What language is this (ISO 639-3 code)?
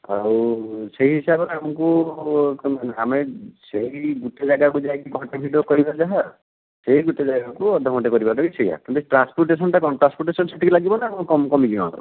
ori